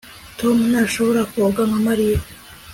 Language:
Kinyarwanda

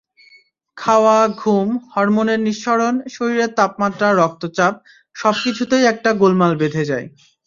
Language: Bangla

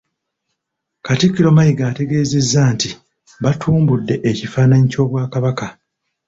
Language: Ganda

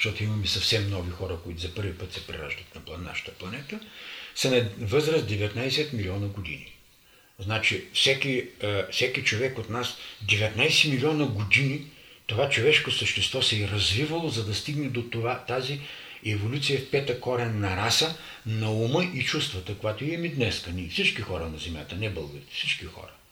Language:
Bulgarian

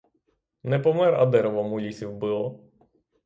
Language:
Ukrainian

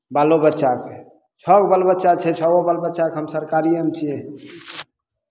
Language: Maithili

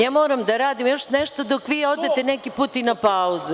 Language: Serbian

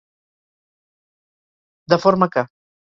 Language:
Catalan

